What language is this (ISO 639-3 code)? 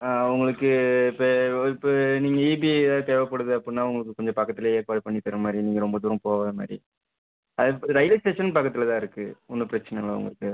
tam